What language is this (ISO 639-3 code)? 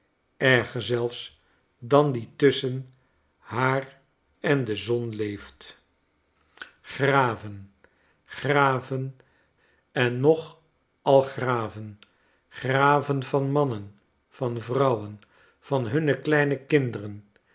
nld